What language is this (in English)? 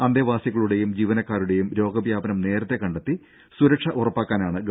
Malayalam